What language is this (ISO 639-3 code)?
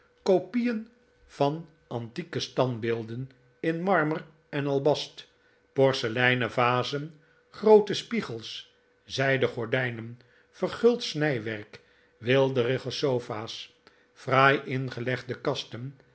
nld